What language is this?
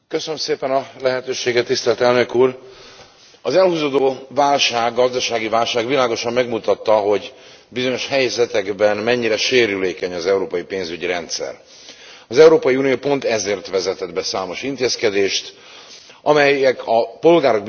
Hungarian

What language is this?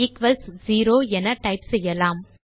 Tamil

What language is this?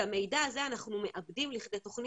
Hebrew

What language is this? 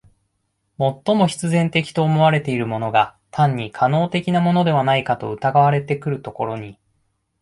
Japanese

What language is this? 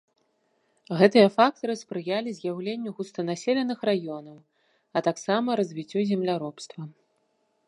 Belarusian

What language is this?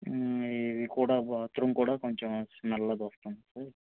Telugu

